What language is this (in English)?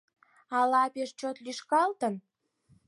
Mari